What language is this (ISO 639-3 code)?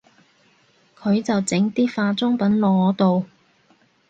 yue